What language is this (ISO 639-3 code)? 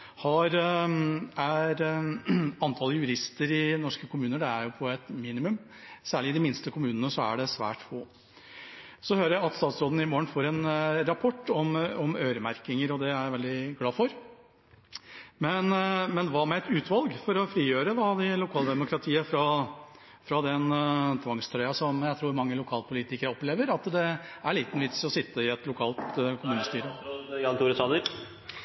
nor